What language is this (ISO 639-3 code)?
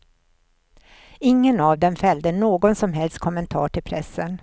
swe